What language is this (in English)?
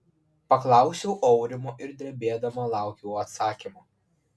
Lithuanian